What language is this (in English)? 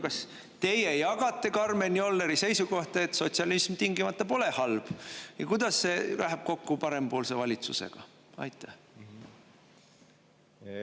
Estonian